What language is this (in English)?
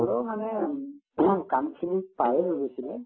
Assamese